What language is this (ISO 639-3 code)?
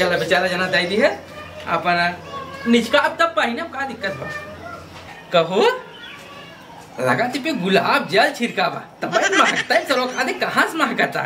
hin